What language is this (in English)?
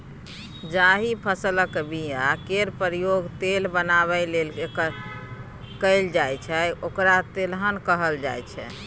Maithili